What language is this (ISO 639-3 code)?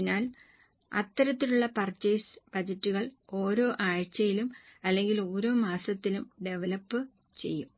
mal